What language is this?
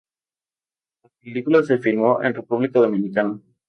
Spanish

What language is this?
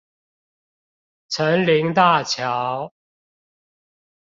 Chinese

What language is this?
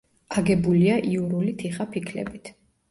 Georgian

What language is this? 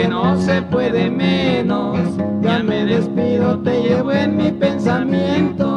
Spanish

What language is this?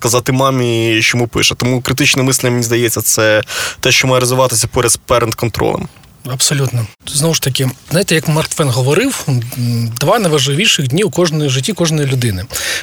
Ukrainian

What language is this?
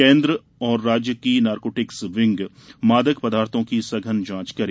Hindi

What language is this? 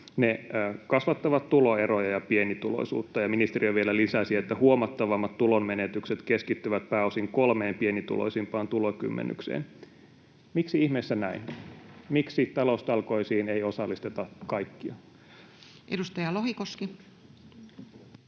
Finnish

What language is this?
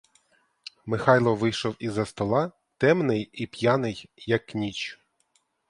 Ukrainian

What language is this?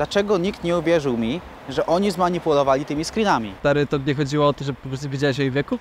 Polish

